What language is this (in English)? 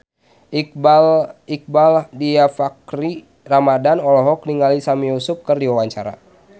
Sundanese